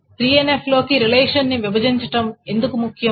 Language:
Telugu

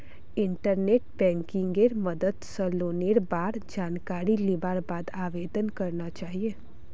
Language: Magahi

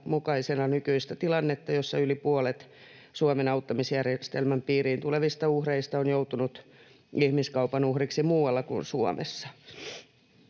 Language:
Finnish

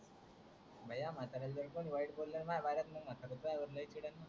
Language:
Marathi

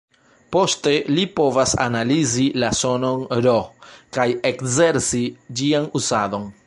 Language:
Esperanto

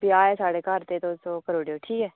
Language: Dogri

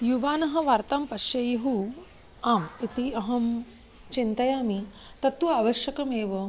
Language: Sanskrit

